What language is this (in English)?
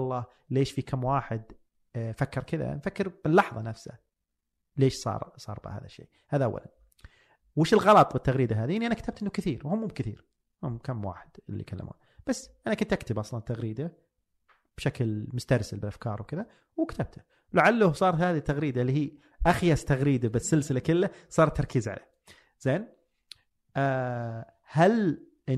Arabic